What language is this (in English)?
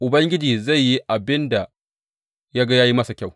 Hausa